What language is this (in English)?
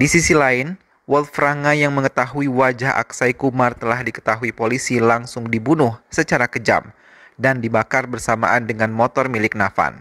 Indonesian